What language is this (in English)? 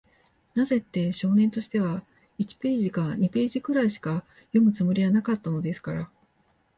Japanese